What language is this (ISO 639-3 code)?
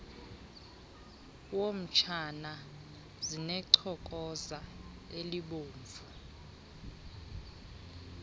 xho